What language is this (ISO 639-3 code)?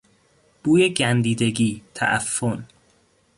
fas